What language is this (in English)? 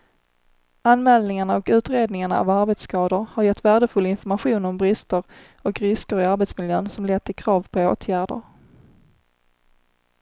Swedish